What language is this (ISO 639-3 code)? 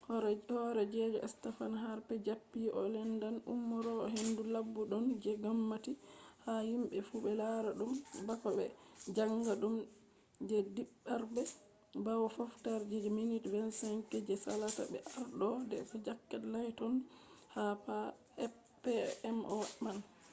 ful